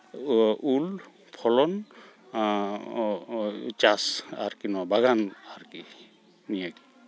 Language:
Santali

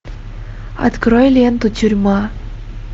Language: Russian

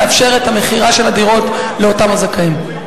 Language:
Hebrew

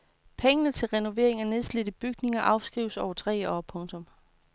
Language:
Danish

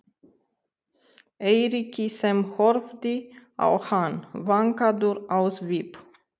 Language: Icelandic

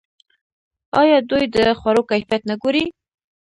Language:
Pashto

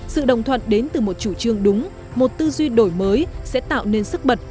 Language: Vietnamese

